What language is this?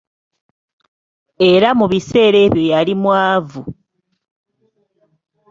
Ganda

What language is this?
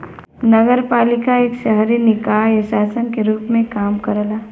Bhojpuri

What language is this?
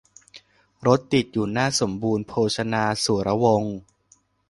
Thai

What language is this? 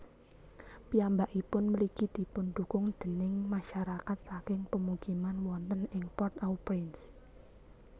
Javanese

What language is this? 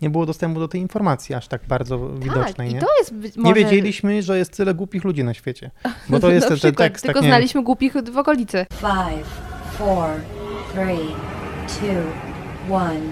Polish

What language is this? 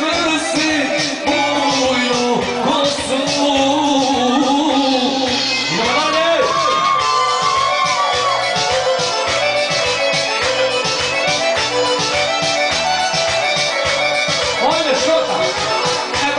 Romanian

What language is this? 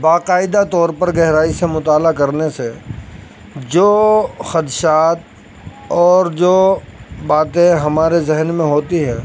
Urdu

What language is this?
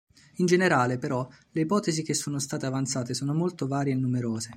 Italian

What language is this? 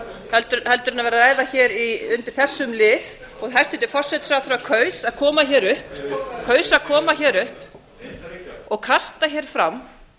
Icelandic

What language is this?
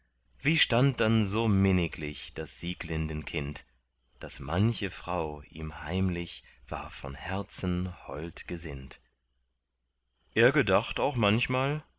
German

